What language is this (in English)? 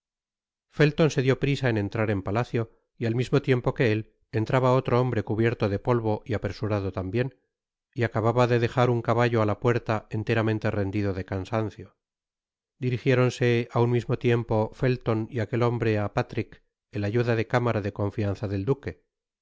Spanish